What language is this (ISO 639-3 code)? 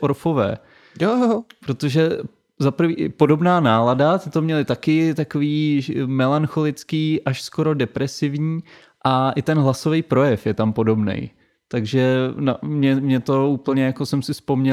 ces